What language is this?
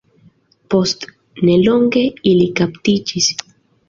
Esperanto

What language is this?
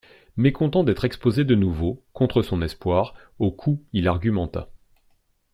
French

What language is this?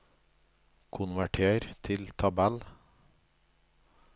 Norwegian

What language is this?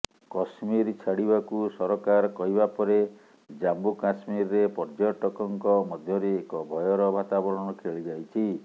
Odia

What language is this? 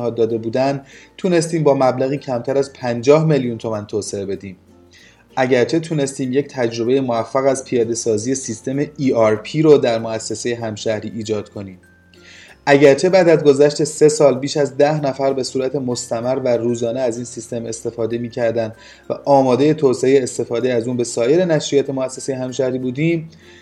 Persian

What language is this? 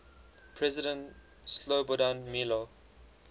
English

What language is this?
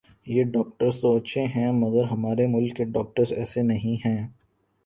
Urdu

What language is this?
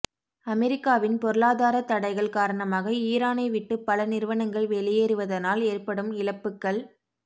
Tamil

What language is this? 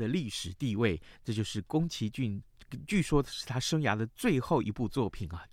Chinese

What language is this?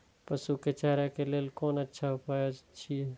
Maithili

